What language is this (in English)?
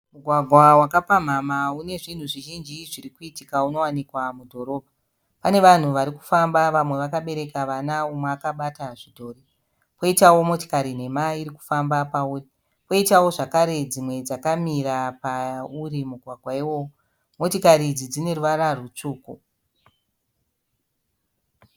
Shona